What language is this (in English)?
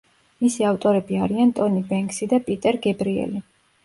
Georgian